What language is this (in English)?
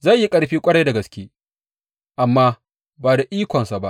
Hausa